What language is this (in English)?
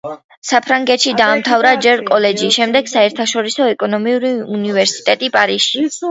Georgian